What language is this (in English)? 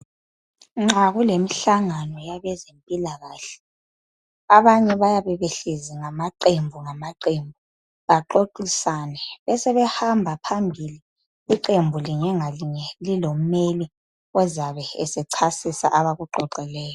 North Ndebele